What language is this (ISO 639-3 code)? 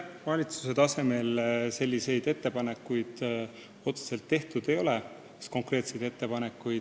est